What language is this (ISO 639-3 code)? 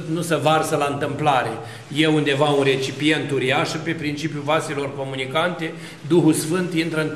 ron